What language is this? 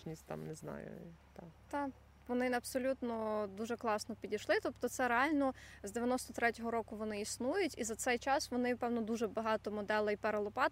Ukrainian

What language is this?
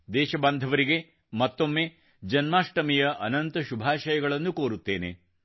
Kannada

